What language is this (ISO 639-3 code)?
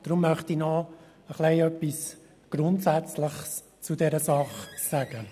gsw